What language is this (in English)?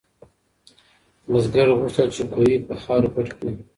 Pashto